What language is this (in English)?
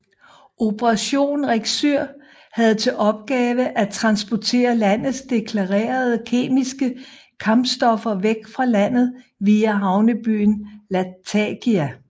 Danish